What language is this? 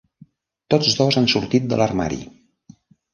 Catalan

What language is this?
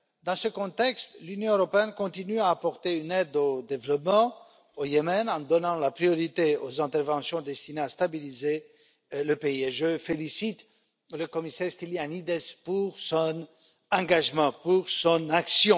French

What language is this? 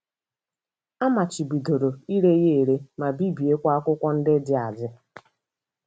Igbo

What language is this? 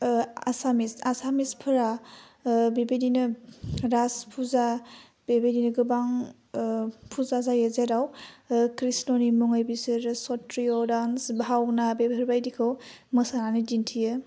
Bodo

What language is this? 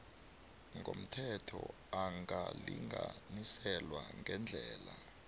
South Ndebele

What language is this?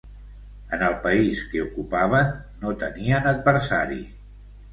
Catalan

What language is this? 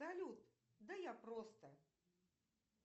Russian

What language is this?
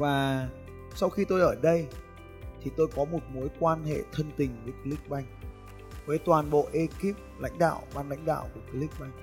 Vietnamese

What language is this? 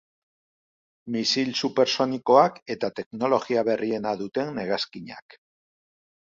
Basque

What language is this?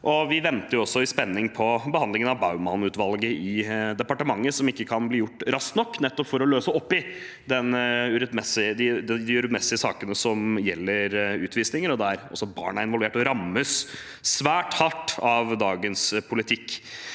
Norwegian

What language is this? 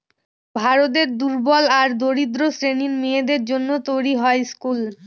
Bangla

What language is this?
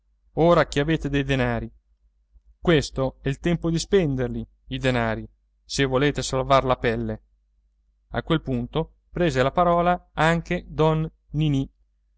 Italian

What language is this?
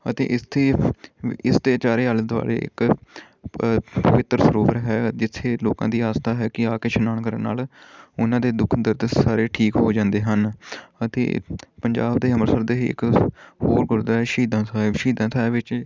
Punjabi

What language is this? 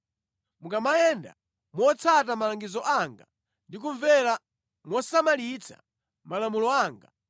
Nyanja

